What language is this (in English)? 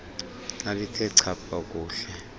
Xhosa